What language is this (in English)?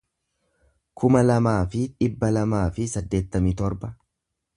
Oromo